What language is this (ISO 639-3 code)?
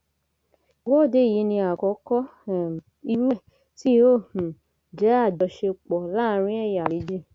yor